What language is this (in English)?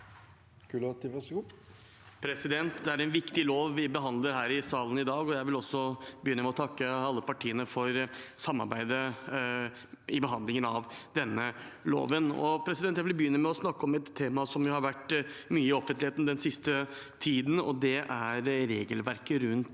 Norwegian